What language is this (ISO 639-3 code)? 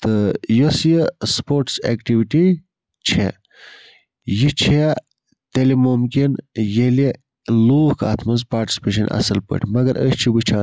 kas